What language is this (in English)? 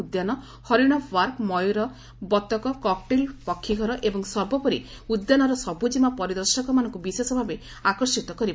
Odia